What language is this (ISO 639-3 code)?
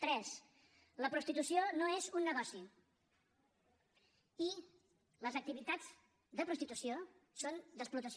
cat